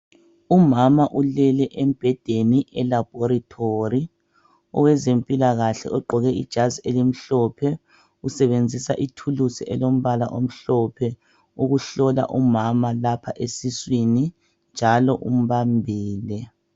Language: North Ndebele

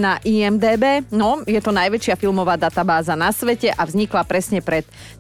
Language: Slovak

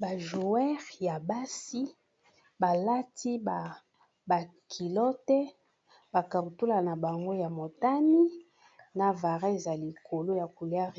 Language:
Lingala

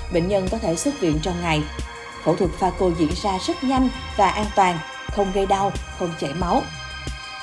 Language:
Vietnamese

